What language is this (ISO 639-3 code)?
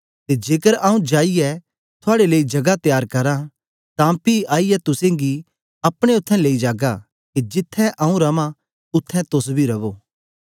doi